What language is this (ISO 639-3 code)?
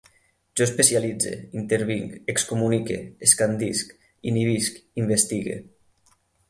cat